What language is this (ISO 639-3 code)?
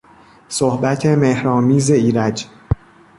fas